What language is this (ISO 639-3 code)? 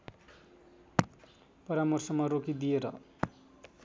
nep